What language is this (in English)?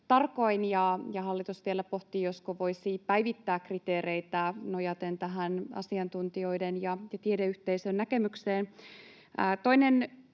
Finnish